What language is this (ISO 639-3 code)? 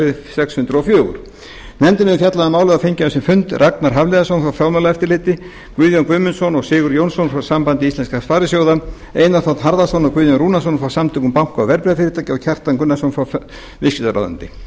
isl